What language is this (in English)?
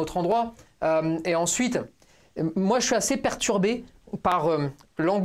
French